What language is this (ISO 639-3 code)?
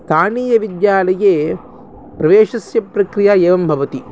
san